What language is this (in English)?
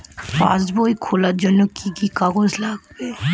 Bangla